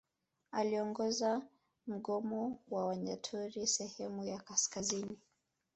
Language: Swahili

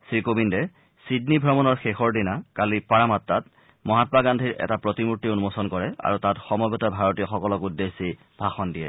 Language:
Assamese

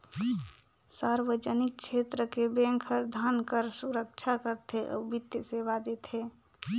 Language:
Chhattisgarhi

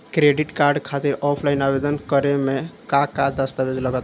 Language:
Bhojpuri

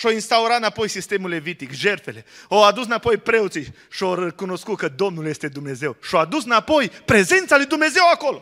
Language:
Romanian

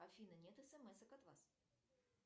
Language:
Russian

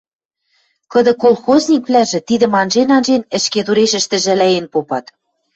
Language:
Western Mari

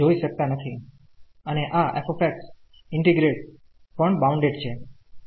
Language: Gujarati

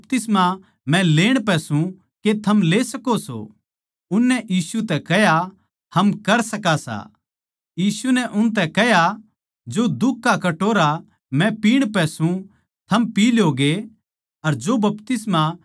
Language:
Haryanvi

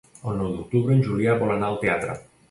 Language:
Catalan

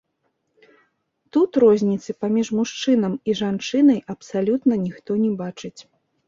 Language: Belarusian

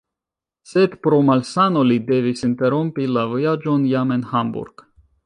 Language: Esperanto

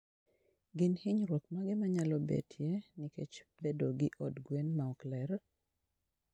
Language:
Luo (Kenya and Tanzania)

